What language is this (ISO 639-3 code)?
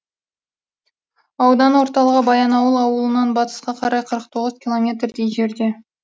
kaz